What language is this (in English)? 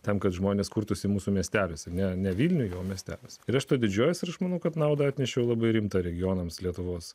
Lithuanian